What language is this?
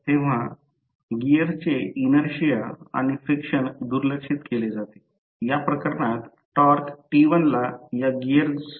Marathi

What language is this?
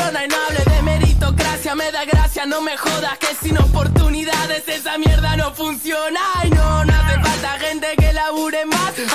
Spanish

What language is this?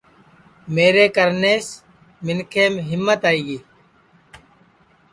Sansi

